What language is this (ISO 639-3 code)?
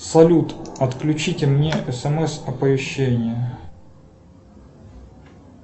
rus